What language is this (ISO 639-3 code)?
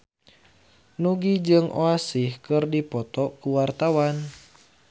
sun